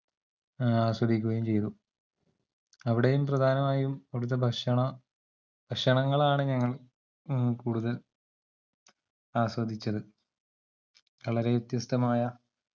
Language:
Malayalam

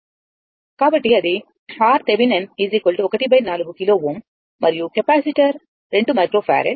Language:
Telugu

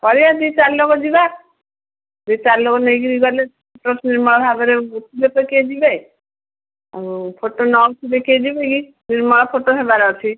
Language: Odia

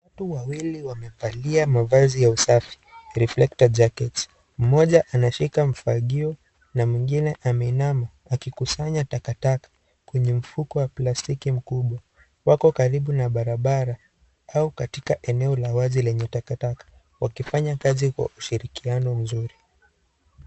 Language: Swahili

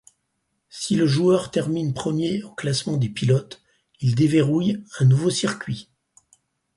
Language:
French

